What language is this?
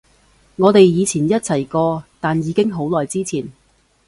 Cantonese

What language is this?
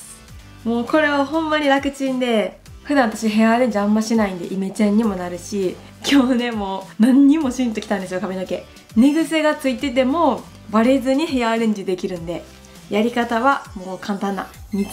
Japanese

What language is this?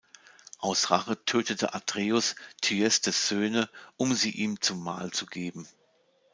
German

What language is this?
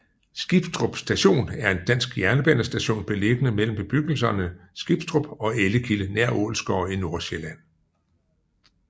Danish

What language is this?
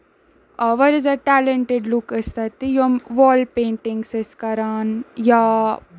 Kashmiri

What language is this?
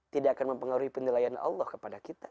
Indonesian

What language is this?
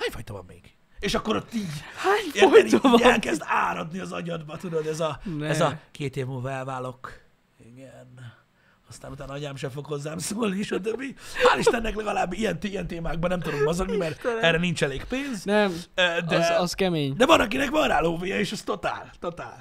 Hungarian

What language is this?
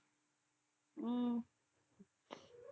Tamil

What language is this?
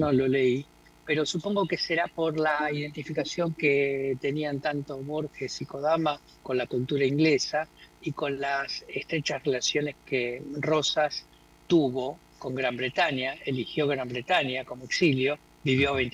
Spanish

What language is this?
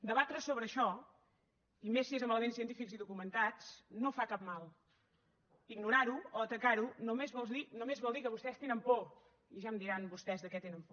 Catalan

